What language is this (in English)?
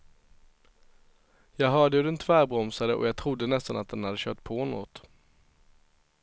Swedish